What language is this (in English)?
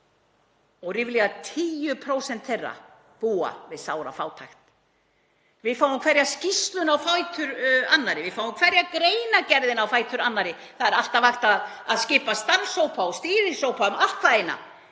Icelandic